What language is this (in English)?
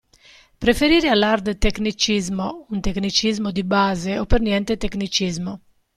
Italian